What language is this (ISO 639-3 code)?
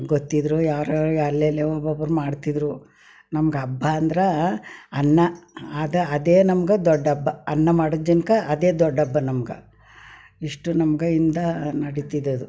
kan